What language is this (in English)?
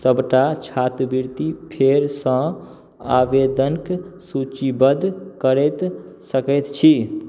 Maithili